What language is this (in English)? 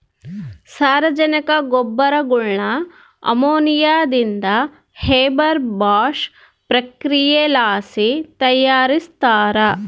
Kannada